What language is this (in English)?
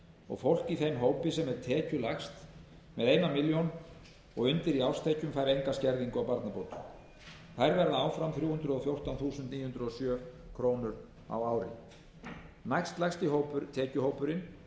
Icelandic